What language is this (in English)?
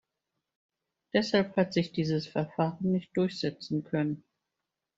German